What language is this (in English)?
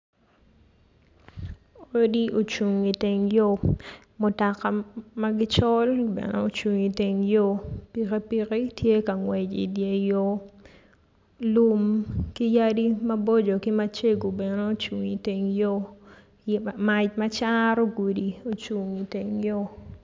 Acoli